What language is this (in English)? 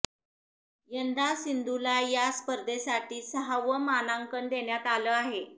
Marathi